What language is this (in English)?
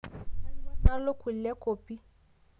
Masai